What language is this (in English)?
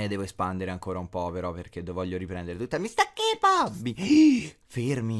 Italian